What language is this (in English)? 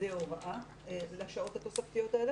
Hebrew